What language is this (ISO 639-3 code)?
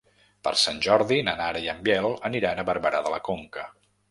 cat